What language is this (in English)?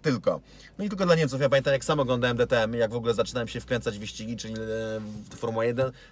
Polish